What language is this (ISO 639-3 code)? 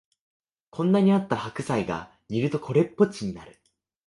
jpn